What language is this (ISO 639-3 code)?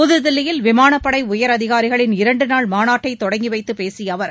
tam